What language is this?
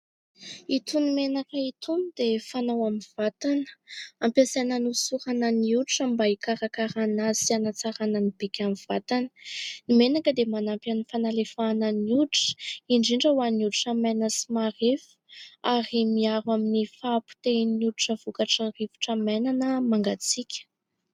Malagasy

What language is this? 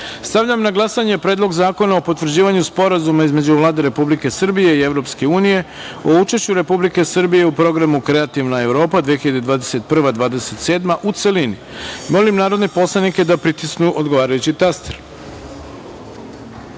Serbian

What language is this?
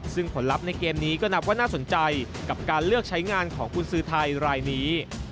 Thai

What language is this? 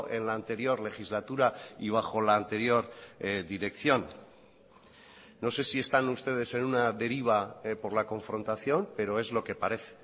Spanish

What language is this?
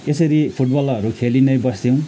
Nepali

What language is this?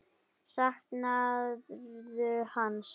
Icelandic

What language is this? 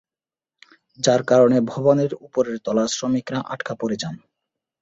Bangla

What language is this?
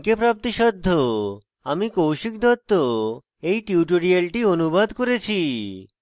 Bangla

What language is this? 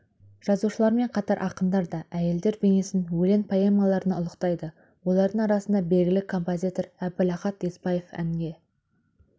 Kazakh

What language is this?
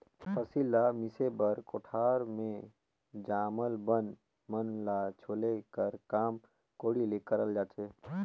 Chhattisgarhi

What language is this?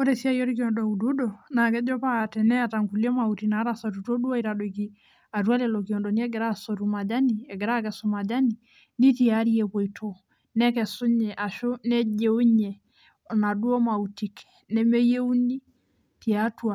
Masai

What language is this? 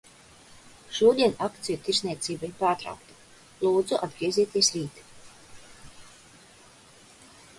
Latvian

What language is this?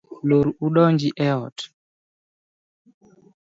Luo (Kenya and Tanzania)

